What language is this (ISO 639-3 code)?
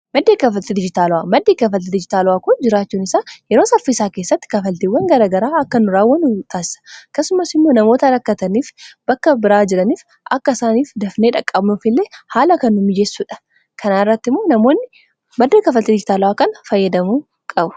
orm